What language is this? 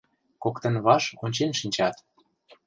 Mari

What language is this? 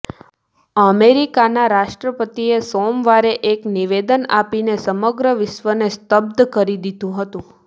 Gujarati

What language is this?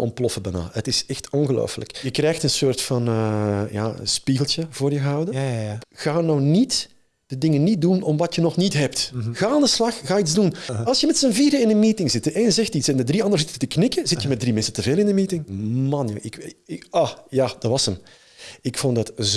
Dutch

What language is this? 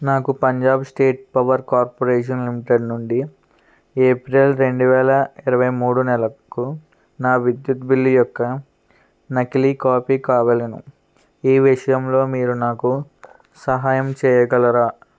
Telugu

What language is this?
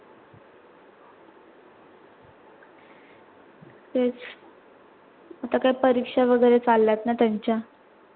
Marathi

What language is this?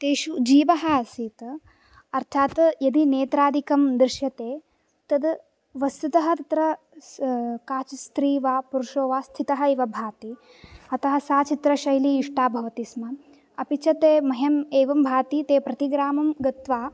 Sanskrit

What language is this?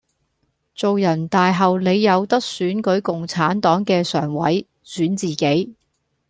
Cantonese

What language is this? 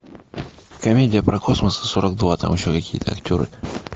Russian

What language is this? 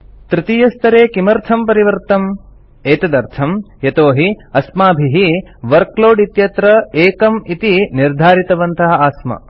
Sanskrit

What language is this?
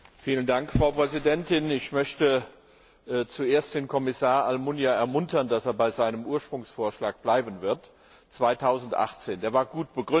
German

